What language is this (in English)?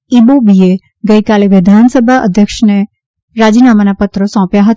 Gujarati